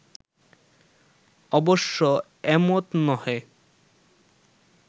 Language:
Bangla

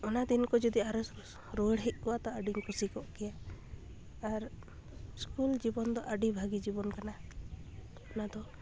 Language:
Santali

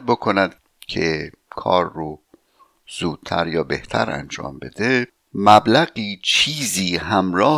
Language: Persian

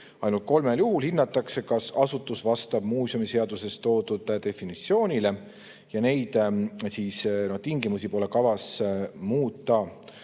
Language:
Estonian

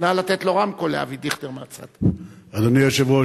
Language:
Hebrew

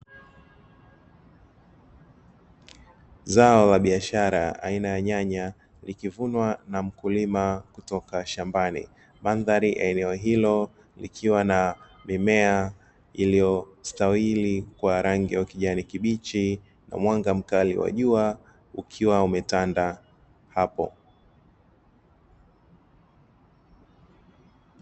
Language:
Swahili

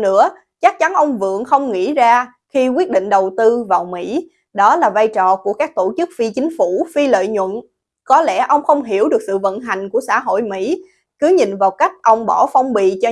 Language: Vietnamese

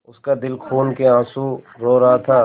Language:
Hindi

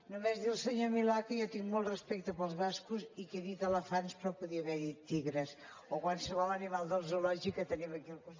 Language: Catalan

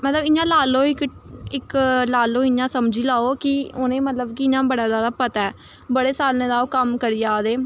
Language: Dogri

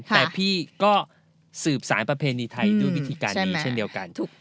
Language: Thai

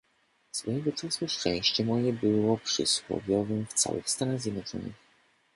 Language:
Polish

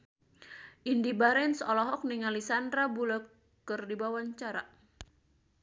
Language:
Sundanese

